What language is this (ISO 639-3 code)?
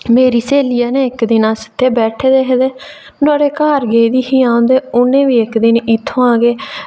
doi